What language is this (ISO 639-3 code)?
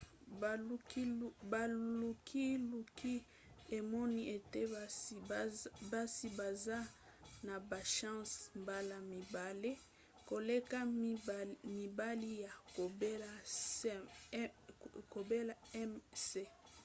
lin